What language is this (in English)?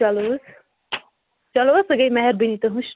Kashmiri